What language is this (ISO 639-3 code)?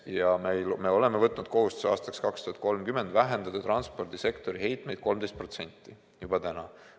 est